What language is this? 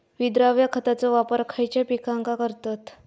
Marathi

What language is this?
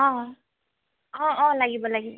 Assamese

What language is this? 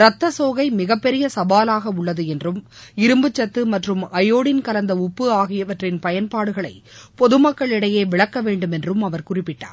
Tamil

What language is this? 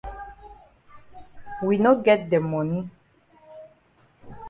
Cameroon Pidgin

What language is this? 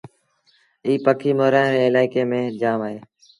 Sindhi Bhil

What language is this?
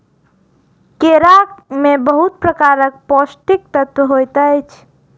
Maithili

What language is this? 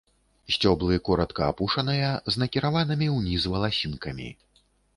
Belarusian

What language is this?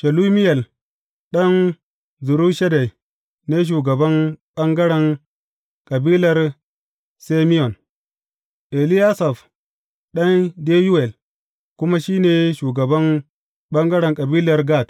Hausa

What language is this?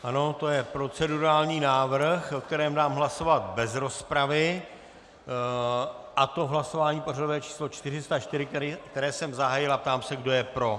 Czech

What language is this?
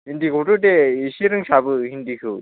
Bodo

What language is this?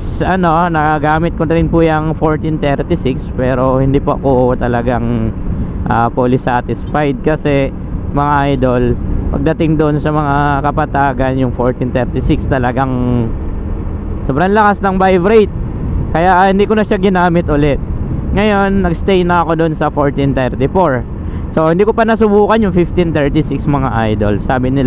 Filipino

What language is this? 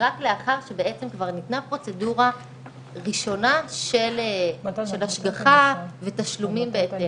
Hebrew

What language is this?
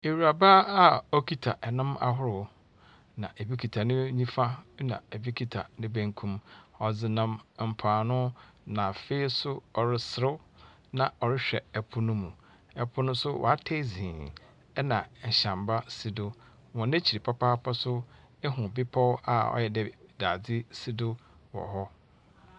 Akan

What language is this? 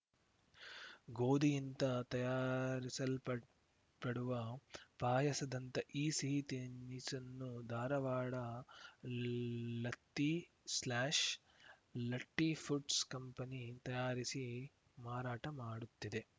Kannada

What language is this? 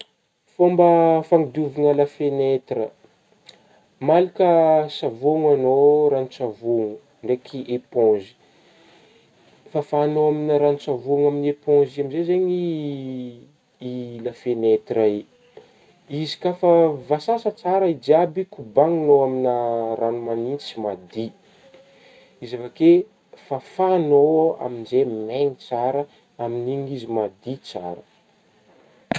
Northern Betsimisaraka Malagasy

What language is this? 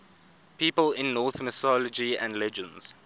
English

